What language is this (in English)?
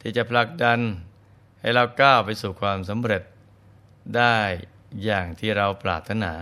Thai